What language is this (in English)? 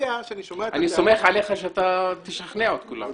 Hebrew